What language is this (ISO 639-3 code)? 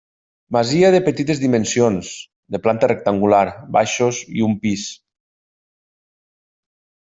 cat